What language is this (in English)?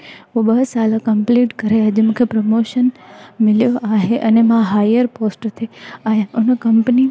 Sindhi